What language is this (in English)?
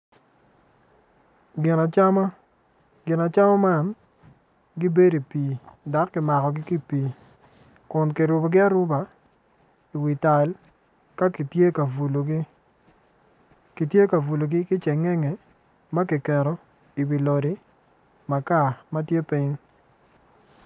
Acoli